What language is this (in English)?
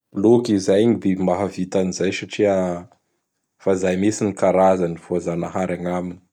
Bara Malagasy